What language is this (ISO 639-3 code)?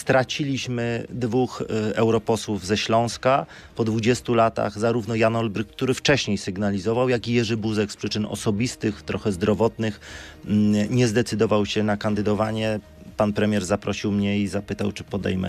pol